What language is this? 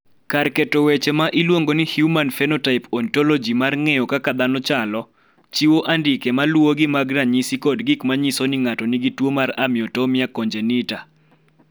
Luo (Kenya and Tanzania)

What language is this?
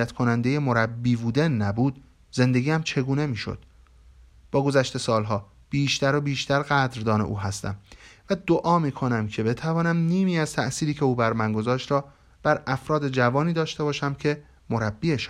Persian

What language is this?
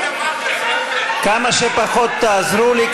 Hebrew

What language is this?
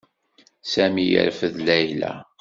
Kabyle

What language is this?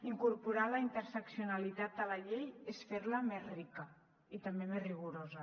Catalan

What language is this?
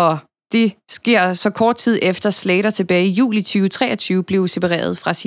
Danish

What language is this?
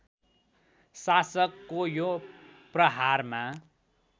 Nepali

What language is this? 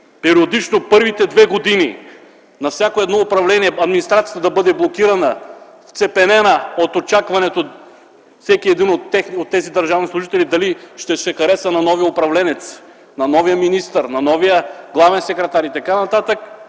Bulgarian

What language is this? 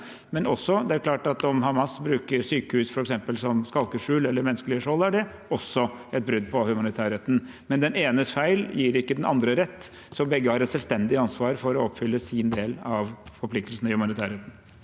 Norwegian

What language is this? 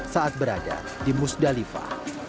Indonesian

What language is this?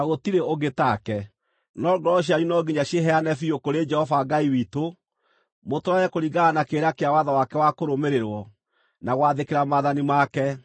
Kikuyu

